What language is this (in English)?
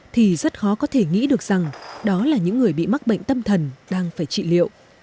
Vietnamese